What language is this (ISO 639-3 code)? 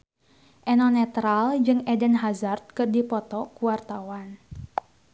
sun